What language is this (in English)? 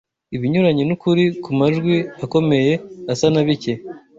Kinyarwanda